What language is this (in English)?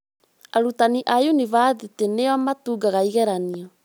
Kikuyu